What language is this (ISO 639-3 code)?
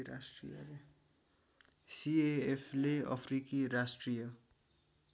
nep